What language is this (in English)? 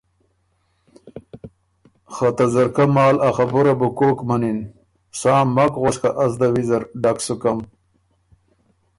Ormuri